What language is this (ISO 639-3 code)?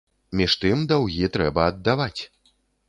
bel